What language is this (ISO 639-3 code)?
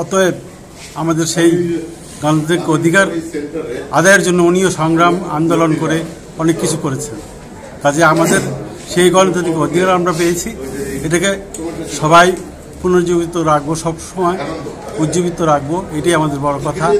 tur